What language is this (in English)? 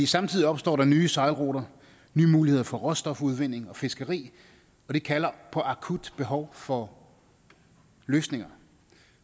Danish